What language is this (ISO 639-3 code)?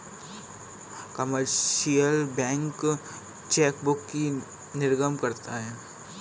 hin